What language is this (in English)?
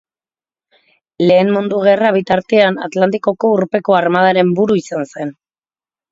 Basque